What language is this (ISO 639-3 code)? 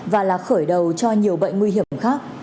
vie